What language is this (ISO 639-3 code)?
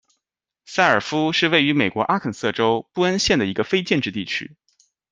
zho